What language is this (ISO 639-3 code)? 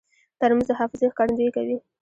pus